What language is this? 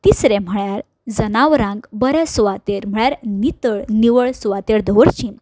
Konkani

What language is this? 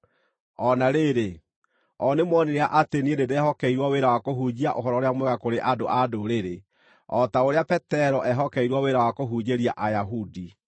Kikuyu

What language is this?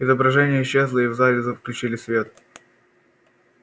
Russian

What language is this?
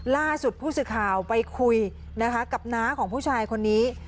Thai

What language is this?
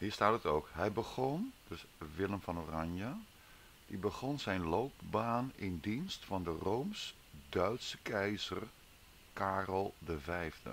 Dutch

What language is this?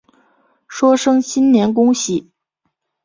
Chinese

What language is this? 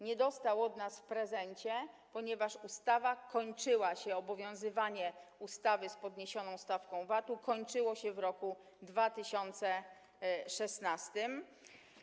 Polish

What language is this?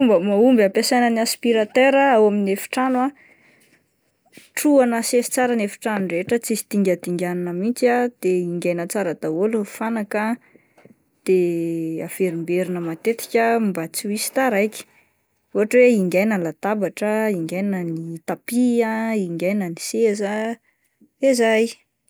Malagasy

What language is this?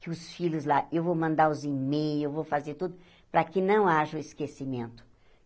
Portuguese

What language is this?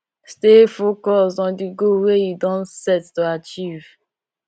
Nigerian Pidgin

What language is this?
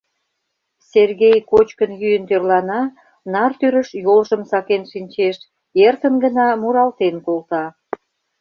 Mari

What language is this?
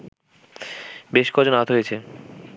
Bangla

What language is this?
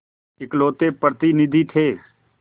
Hindi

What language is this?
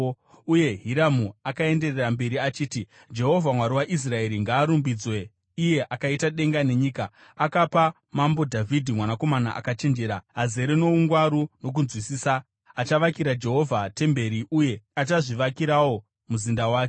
Shona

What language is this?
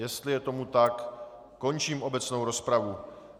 Czech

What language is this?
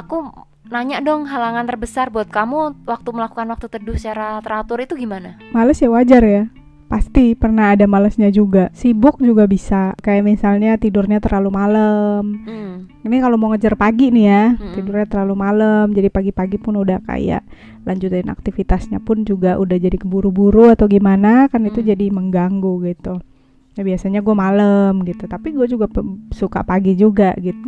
Indonesian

